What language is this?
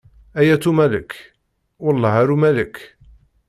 Kabyle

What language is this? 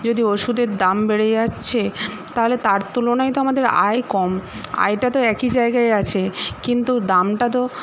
Bangla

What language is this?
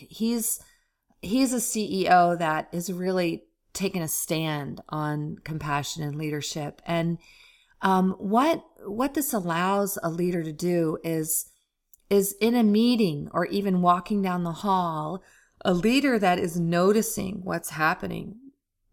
English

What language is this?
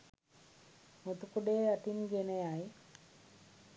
Sinhala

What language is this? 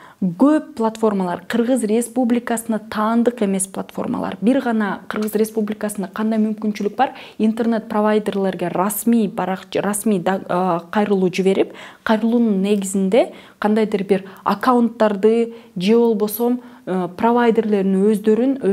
Russian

